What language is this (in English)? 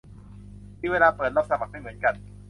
Thai